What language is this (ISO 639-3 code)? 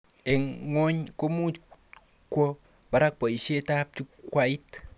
kln